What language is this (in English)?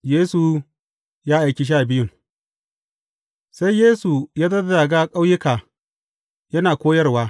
Hausa